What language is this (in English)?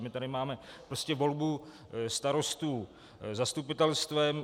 Czech